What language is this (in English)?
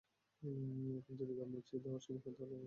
Bangla